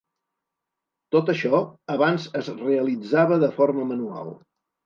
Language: Catalan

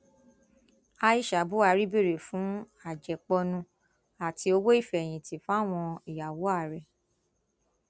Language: Yoruba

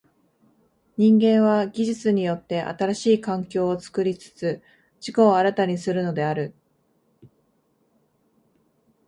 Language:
Japanese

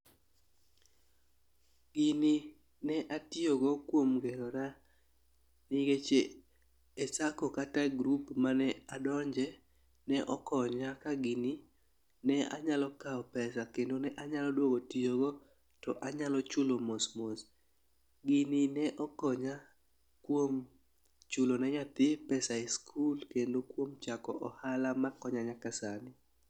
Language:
Luo (Kenya and Tanzania)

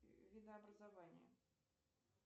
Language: Russian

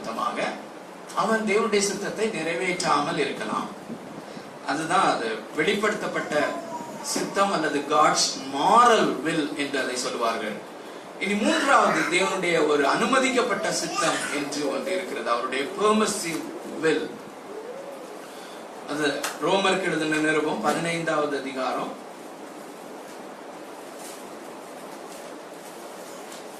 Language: Tamil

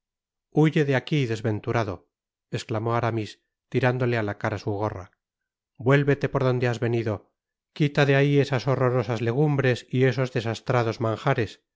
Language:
Spanish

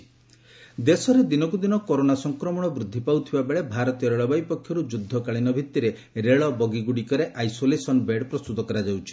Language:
Odia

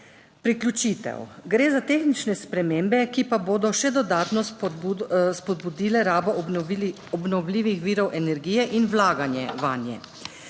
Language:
Slovenian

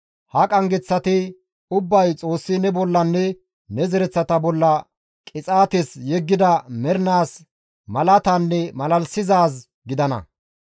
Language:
Gamo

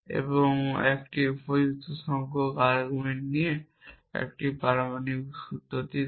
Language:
Bangla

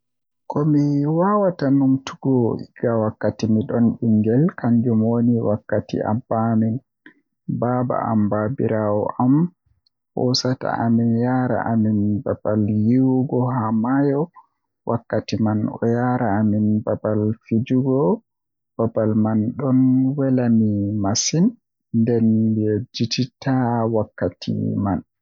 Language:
Western Niger Fulfulde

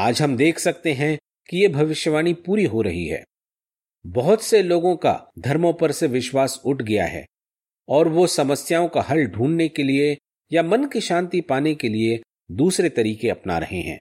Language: Hindi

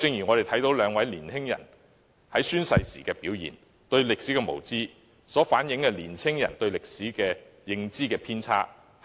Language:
Cantonese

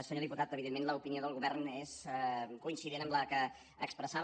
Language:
Catalan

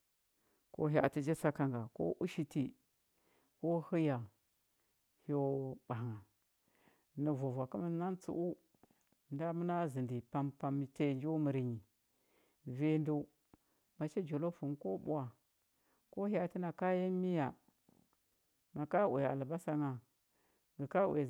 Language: Huba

